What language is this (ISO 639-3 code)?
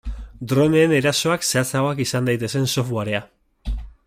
eus